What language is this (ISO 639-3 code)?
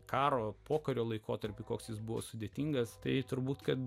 lit